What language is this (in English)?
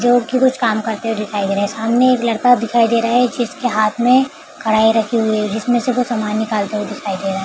Hindi